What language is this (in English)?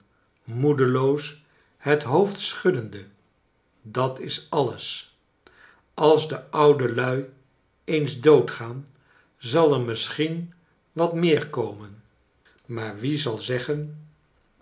Dutch